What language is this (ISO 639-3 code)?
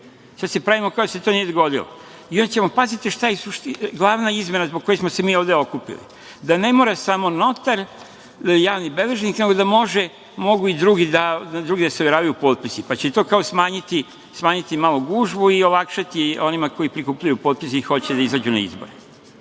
srp